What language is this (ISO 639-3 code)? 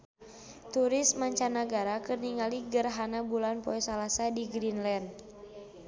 sun